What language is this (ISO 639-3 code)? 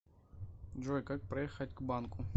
rus